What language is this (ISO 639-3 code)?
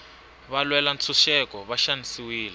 tso